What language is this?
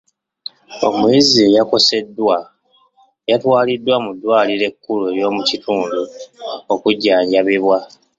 Ganda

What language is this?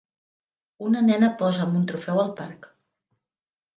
Catalan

